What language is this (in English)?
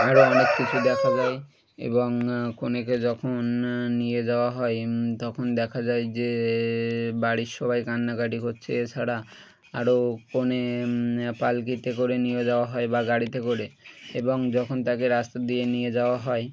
Bangla